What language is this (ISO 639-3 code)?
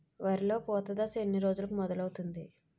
tel